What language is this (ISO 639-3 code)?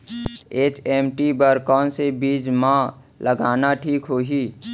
hne